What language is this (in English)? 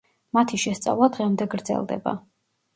Georgian